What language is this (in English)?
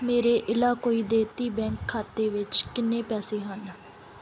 Punjabi